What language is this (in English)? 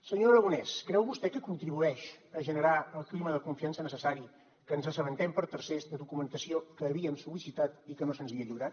Catalan